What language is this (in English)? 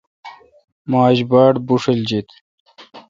Kalkoti